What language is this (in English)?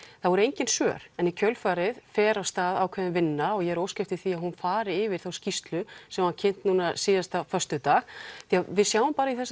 Icelandic